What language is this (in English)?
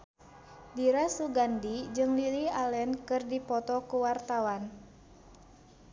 Sundanese